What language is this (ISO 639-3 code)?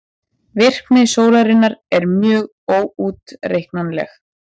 isl